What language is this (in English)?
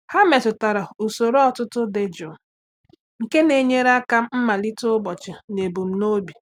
Igbo